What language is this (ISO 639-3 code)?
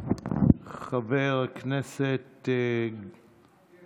heb